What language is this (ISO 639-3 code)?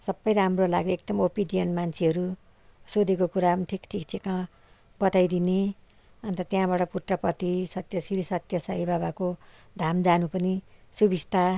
nep